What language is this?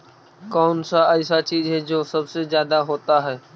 Magahi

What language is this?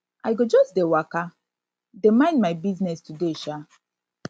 Nigerian Pidgin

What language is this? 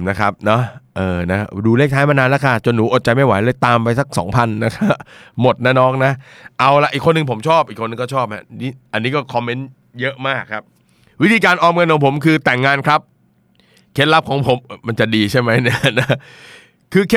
Thai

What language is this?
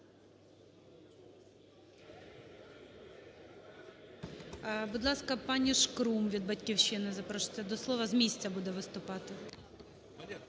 Ukrainian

